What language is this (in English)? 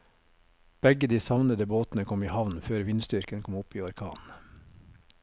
Norwegian